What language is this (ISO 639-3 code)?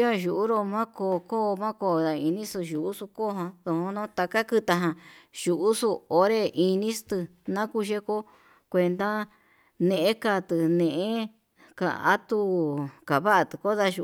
mab